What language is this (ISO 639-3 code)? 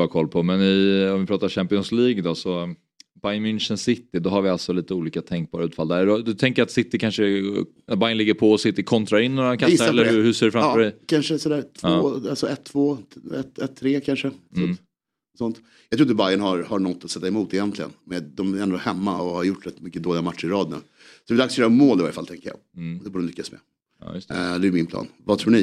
swe